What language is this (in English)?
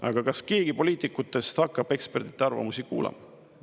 Estonian